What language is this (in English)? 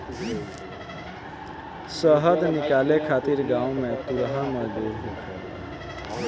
Bhojpuri